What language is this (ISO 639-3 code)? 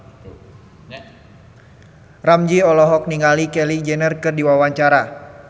sun